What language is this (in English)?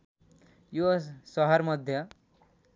Nepali